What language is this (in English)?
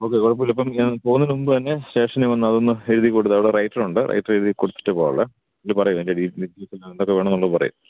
Malayalam